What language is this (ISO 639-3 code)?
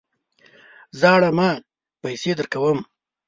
pus